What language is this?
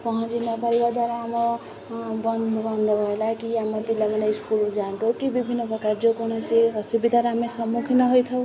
Odia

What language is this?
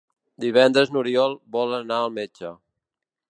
Catalan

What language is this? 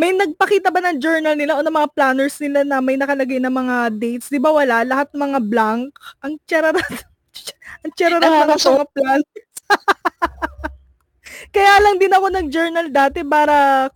Filipino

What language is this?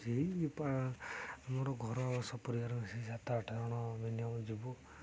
Odia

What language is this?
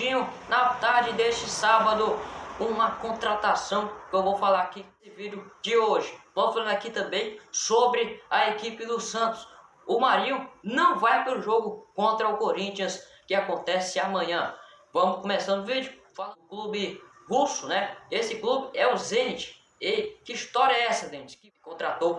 Portuguese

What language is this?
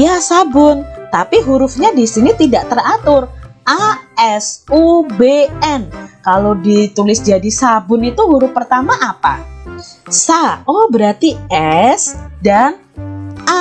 Indonesian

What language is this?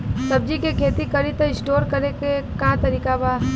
Bhojpuri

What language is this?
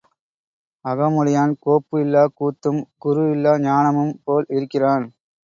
Tamil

